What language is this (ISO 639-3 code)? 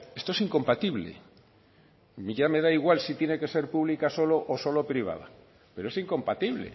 spa